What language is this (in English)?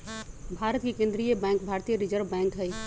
Magahi